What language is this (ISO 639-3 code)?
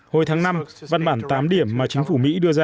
vie